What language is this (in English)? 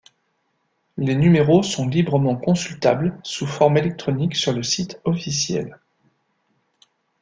French